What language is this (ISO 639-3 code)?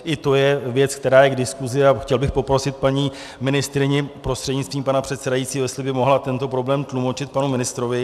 ces